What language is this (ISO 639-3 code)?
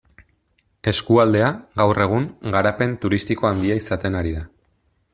eus